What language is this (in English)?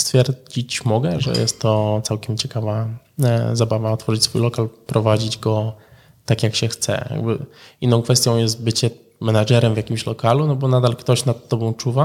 Polish